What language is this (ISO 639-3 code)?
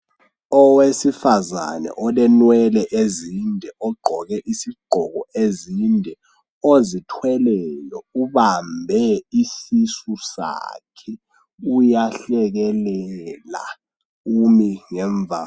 nde